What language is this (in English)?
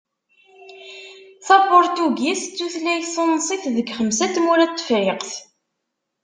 Kabyle